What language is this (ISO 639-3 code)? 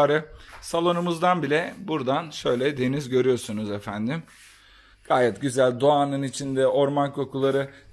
tur